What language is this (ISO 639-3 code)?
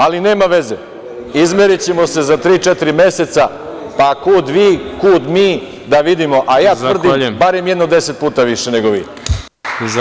srp